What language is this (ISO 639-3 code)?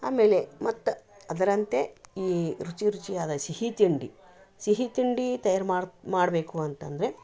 kan